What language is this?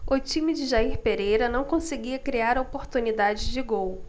Portuguese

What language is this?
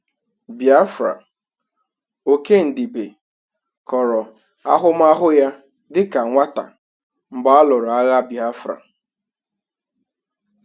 Igbo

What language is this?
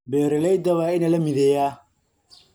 Somali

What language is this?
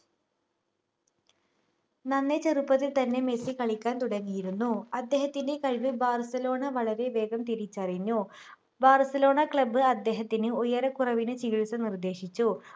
Malayalam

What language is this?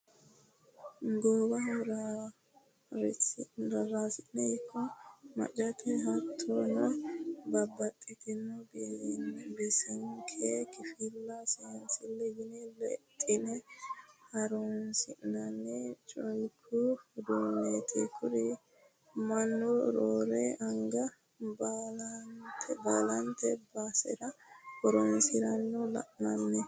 Sidamo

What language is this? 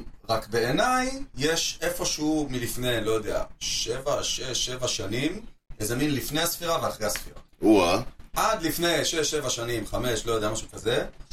Hebrew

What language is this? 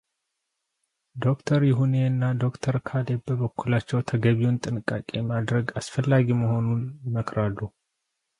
Amharic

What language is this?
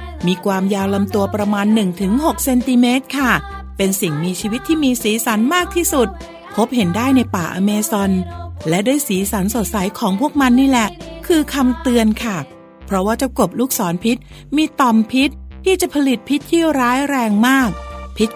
Thai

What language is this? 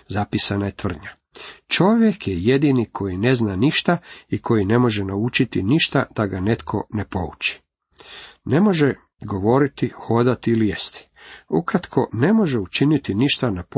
Croatian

